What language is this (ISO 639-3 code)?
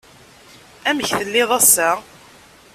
kab